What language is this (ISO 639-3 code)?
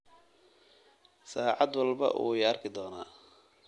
som